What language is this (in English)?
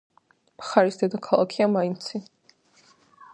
Georgian